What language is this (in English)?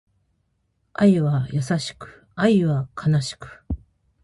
Japanese